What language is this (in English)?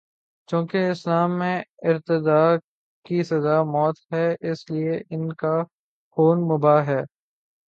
Urdu